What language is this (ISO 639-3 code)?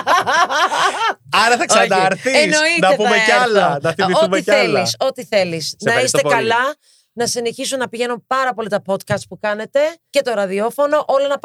ell